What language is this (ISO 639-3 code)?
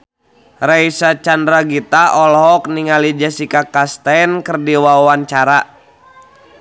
sun